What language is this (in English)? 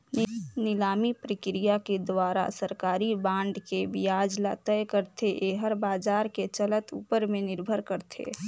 Chhattisgarhi